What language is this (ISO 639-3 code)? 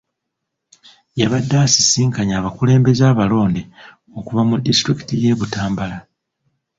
lug